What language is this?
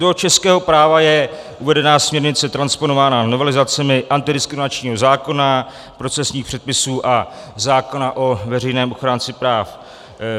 Czech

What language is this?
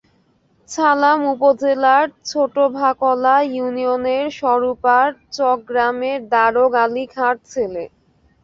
Bangla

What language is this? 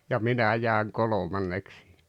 Finnish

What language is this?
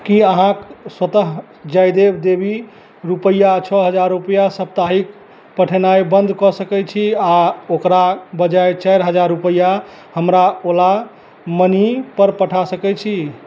Maithili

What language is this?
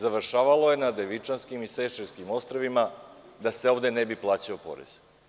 Serbian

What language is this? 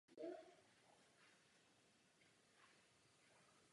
Czech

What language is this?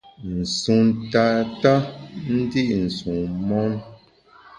Bamun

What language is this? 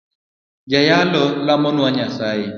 Luo (Kenya and Tanzania)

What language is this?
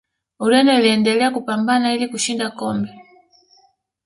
Swahili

